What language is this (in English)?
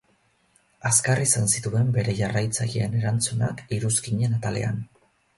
Basque